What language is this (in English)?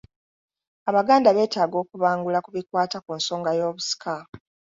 Ganda